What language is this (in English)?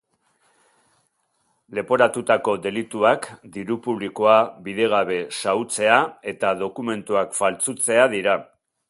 Basque